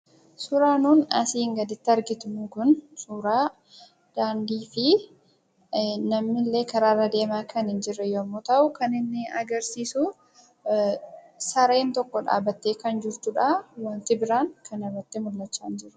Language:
Oromo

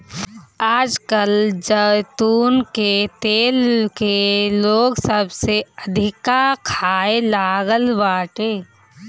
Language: Bhojpuri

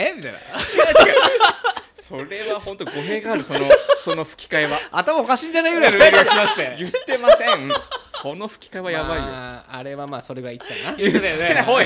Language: Japanese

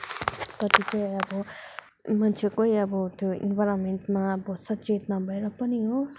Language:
Nepali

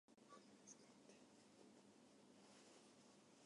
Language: Japanese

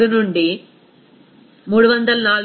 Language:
Telugu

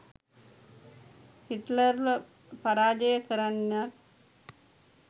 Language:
Sinhala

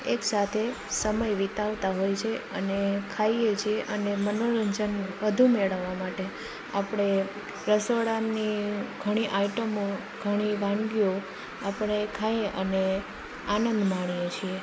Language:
Gujarati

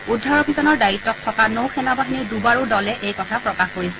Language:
Assamese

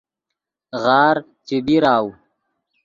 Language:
Yidgha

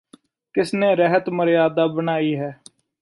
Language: Punjabi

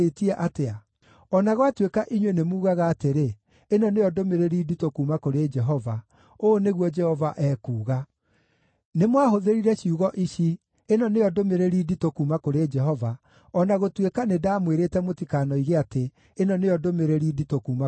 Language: Kikuyu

